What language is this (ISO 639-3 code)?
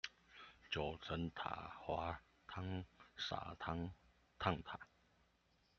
zho